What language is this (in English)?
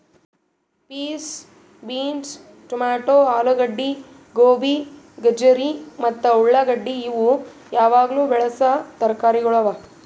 Kannada